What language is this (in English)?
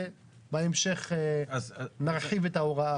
Hebrew